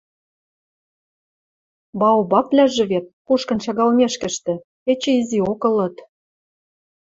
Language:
Western Mari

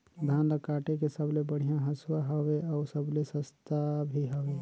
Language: Chhattisgarhi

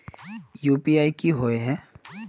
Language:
Magahi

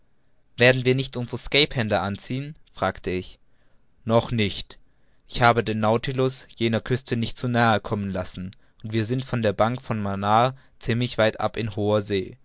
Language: German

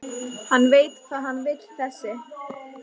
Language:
Icelandic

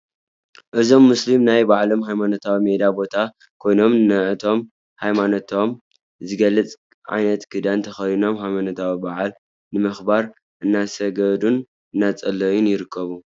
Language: Tigrinya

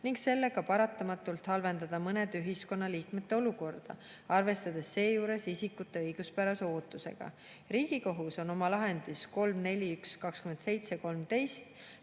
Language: Estonian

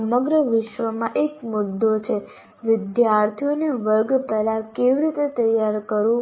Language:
Gujarati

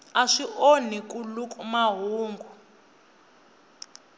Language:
Tsonga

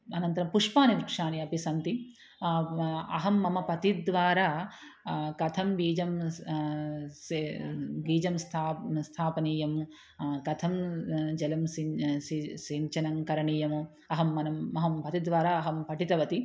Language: Sanskrit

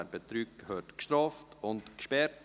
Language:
Swiss German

